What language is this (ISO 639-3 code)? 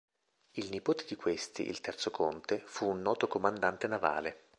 ita